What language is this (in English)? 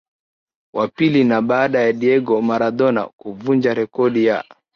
Swahili